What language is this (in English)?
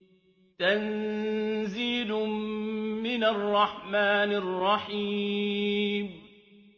Arabic